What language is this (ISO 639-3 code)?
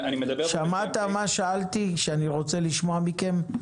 heb